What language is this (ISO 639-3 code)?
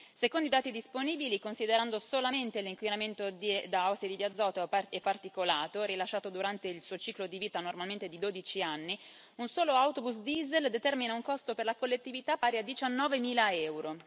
ita